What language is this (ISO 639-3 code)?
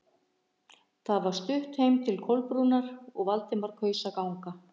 isl